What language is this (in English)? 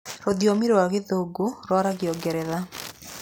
Kikuyu